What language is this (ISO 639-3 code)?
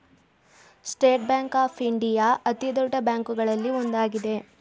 kan